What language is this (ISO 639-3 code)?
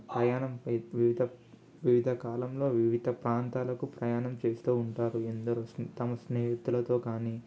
tel